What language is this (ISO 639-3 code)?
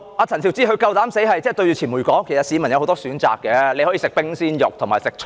yue